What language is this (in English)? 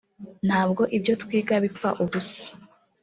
Kinyarwanda